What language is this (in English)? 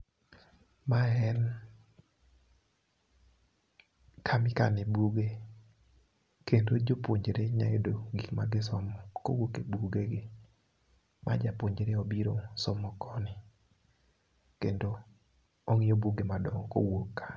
Luo (Kenya and Tanzania)